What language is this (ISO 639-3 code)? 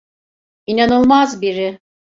tur